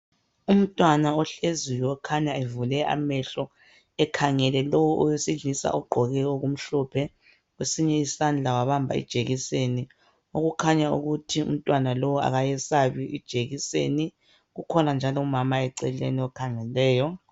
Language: North Ndebele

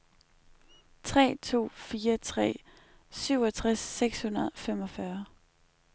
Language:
Danish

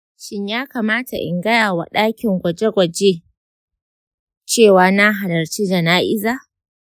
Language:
Hausa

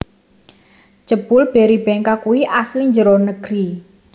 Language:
Javanese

